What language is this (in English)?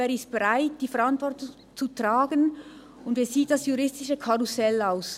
Swiss German